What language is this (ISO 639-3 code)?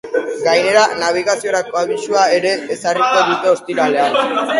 eus